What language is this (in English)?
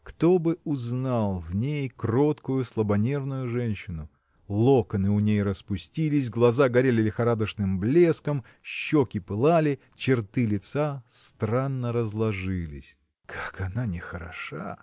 Russian